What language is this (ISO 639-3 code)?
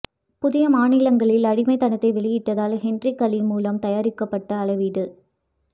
tam